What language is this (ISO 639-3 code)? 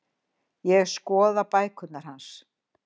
isl